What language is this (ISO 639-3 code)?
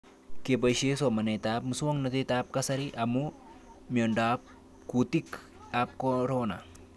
kln